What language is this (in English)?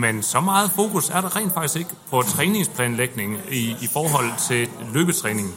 Danish